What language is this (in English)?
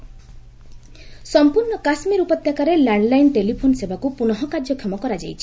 Odia